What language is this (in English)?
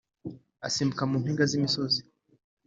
Kinyarwanda